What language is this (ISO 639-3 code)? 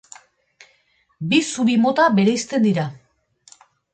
eus